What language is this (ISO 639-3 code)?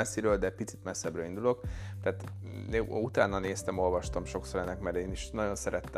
hun